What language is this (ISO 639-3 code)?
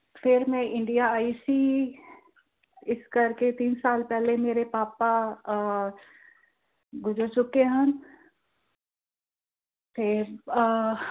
pan